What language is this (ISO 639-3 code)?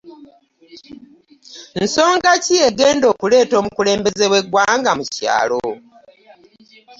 lug